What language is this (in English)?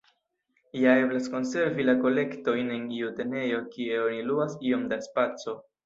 Esperanto